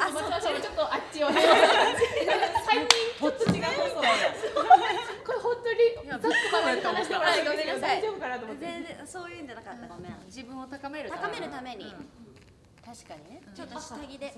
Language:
Japanese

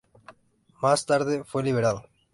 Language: Spanish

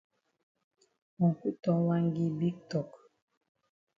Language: Cameroon Pidgin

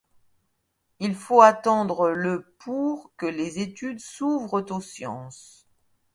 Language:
French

